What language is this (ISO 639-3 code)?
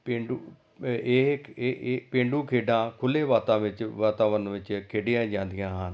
pan